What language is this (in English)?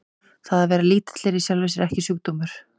Icelandic